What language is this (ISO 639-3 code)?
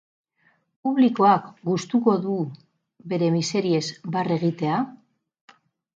eus